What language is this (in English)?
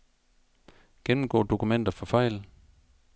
Danish